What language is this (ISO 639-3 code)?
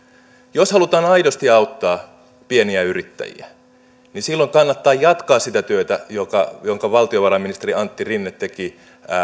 fin